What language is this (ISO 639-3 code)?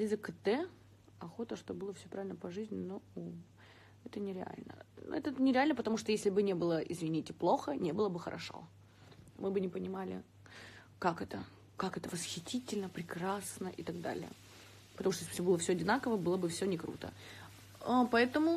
rus